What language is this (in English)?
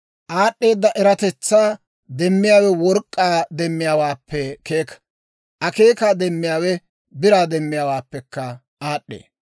Dawro